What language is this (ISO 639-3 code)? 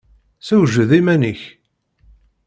kab